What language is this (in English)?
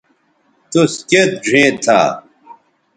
Bateri